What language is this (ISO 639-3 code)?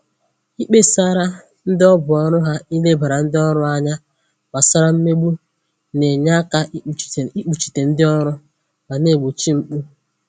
ibo